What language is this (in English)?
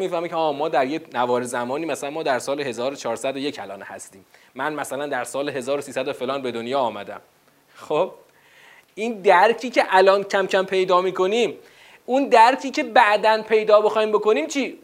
Persian